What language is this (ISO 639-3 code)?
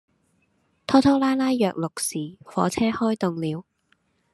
yue